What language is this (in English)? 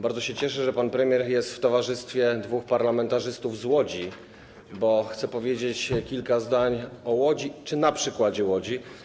Polish